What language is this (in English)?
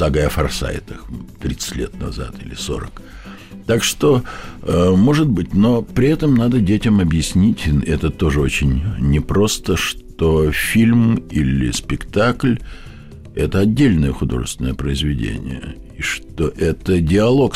Russian